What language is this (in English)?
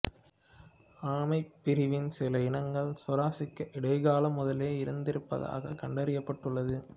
Tamil